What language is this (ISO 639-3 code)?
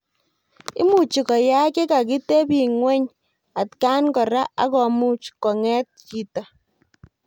kln